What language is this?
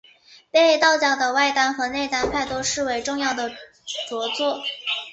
Chinese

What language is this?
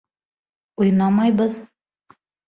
Bashkir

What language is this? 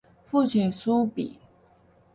Chinese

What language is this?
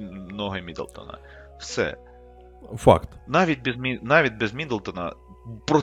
Ukrainian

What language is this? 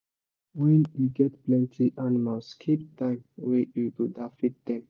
Nigerian Pidgin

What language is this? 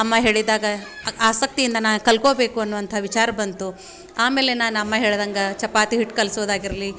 Kannada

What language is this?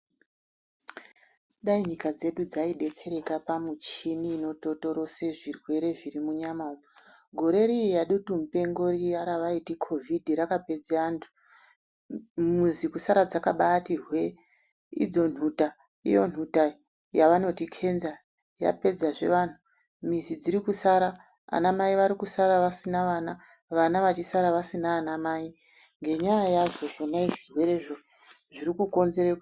Ndau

